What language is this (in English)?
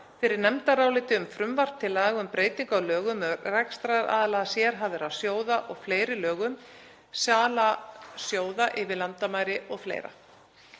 Icelandic